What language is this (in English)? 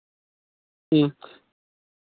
Santali